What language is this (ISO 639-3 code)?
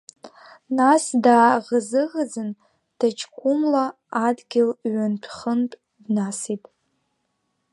abk